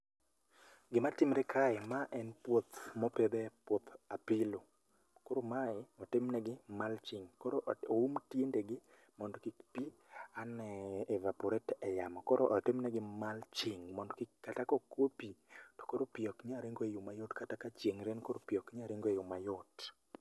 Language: Luo (Kenya and Tanzania)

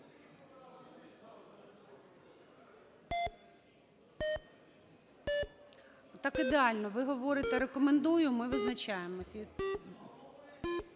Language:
Ukrainian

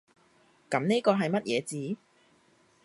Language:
Cantonese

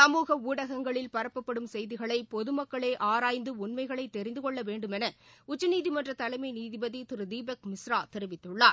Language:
Tamil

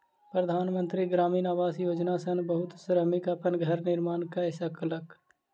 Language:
Maithili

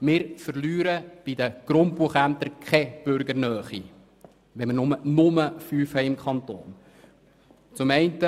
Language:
Swiss German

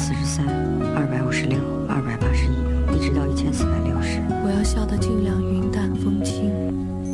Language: Chinese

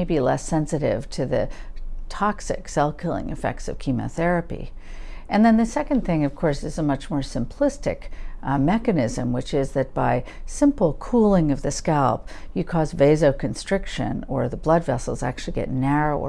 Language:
English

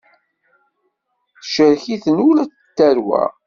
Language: Kabyle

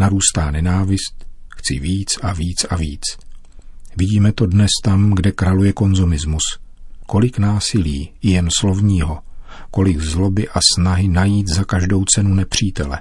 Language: Czech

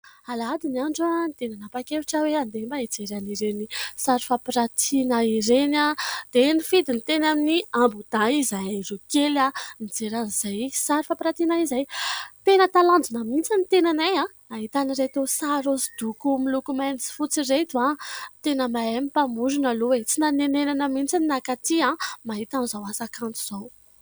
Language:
Malagasy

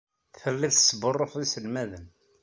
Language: Kabyle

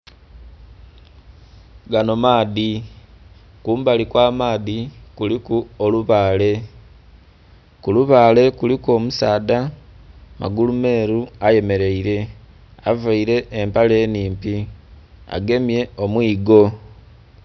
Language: Soga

